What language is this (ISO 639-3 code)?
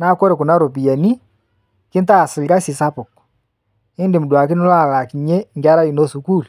mas